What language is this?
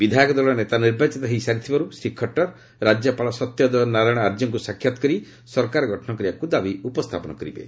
Odia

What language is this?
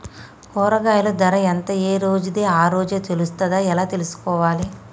Telugu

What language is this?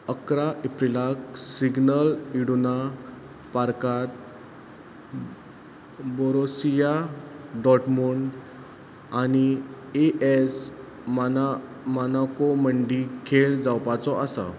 Konkani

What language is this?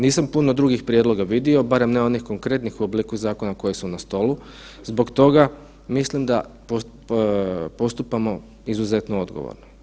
Croatian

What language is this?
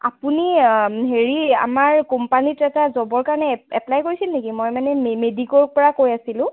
Assamese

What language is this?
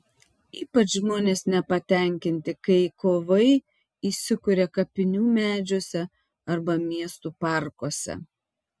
Lithuanian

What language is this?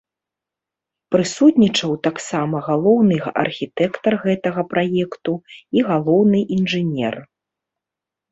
Belarusian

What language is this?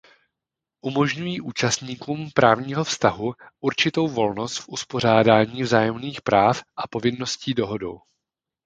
Czech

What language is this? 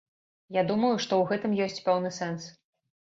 Belarusian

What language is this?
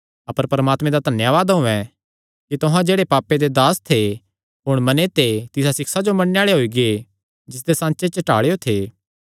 Kangri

